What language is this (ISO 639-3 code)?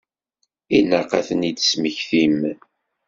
kab